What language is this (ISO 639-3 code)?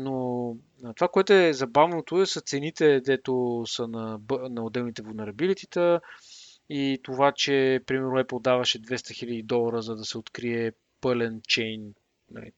bul